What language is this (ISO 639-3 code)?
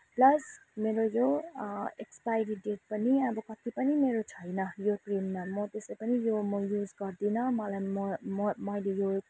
nep